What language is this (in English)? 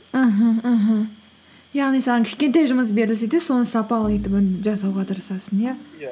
Kazakh